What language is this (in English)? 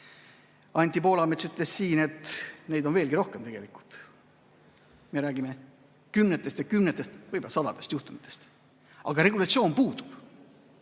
Estonian